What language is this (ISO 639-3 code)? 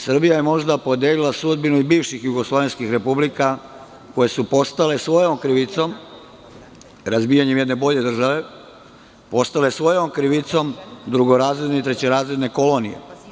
srp